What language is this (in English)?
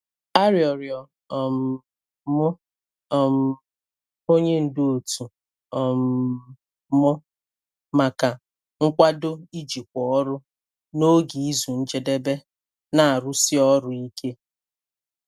Igbo